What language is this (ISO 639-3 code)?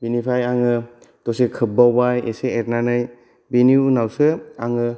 brx